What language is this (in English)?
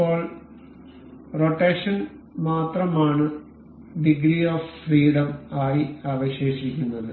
Malayalam